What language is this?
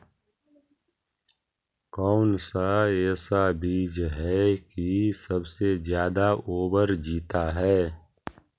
Magahi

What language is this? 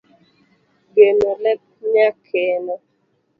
Luo (Kenya and Tanzania)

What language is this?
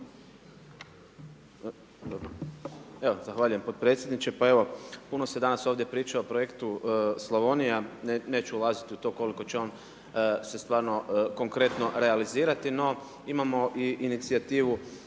Croatian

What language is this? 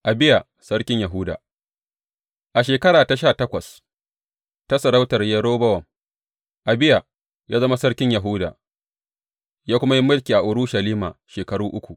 Hausa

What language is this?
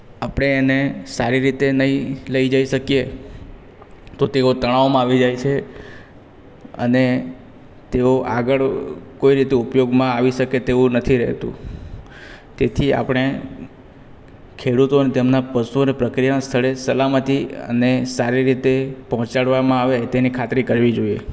Gujarati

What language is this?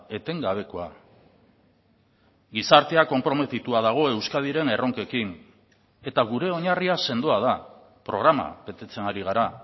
Basque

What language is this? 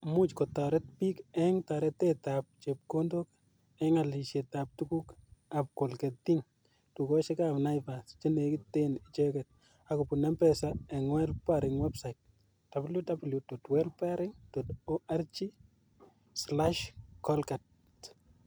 Kalenjin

